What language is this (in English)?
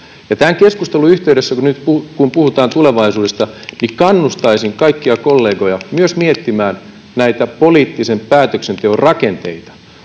Finnish